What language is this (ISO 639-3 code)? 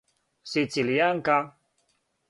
srp